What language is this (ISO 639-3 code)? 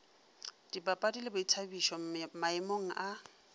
nso